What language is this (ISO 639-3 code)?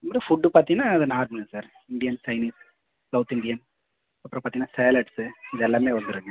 tam